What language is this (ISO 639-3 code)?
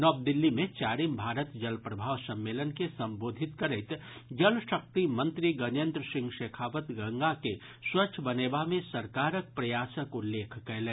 mai